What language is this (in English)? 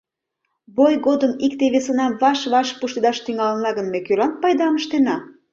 Mari